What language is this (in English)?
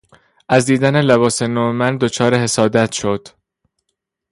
Persian